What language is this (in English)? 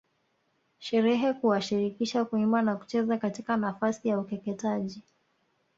Swahili